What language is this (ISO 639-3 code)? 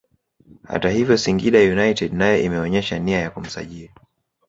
swa